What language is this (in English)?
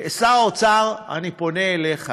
Hebrew